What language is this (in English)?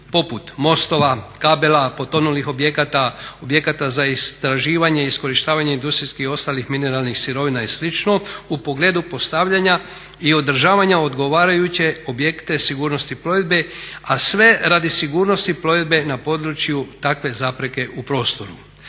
Croatian